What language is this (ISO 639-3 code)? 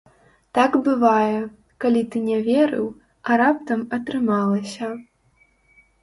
bel